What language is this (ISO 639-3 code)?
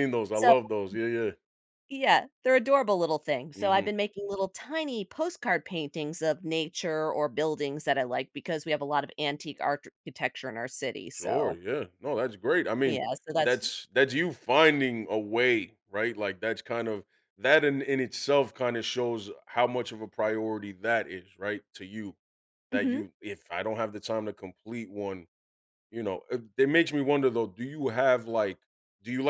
eng